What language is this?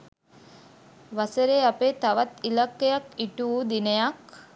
Sinhala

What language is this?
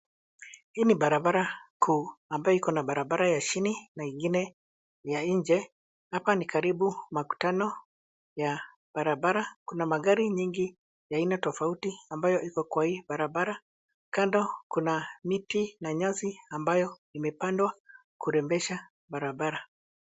Swahili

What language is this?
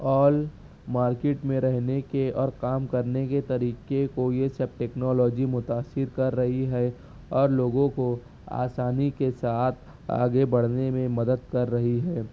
Urdu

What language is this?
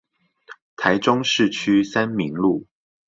Chinese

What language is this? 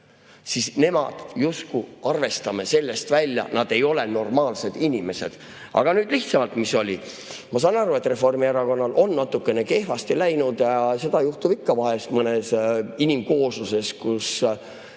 Estonian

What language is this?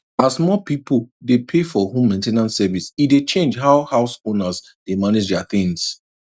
Nigerian Pidgin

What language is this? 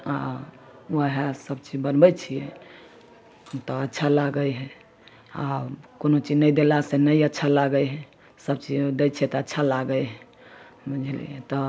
Maithili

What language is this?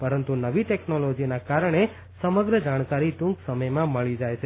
Gujarati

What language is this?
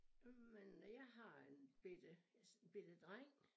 Danish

